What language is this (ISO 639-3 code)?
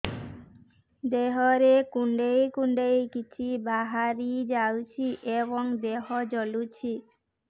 ori